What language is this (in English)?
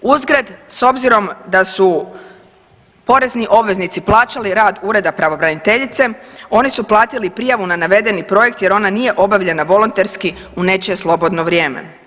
Croatian